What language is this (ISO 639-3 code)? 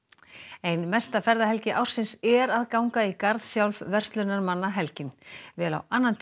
isl